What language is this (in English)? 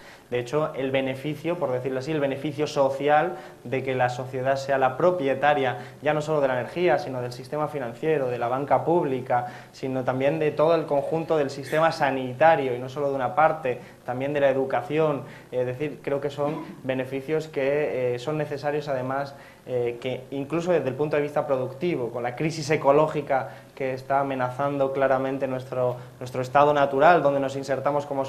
Spanish